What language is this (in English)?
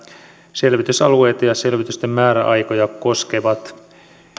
Finnish